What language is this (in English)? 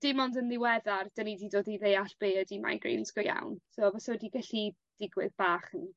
Welsh